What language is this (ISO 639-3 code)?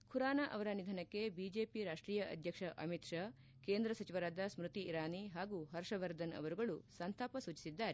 kan